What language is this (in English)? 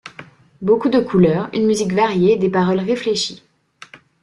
French